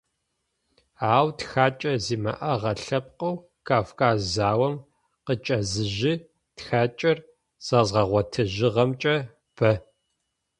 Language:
Adyghe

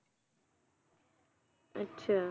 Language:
Punjabi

